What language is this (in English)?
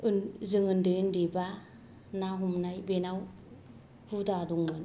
Bodo